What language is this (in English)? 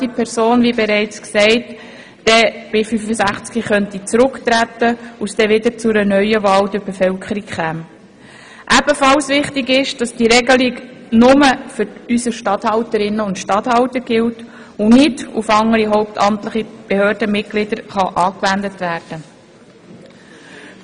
Swiss German